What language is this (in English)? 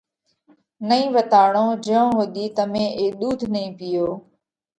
Parkari Koli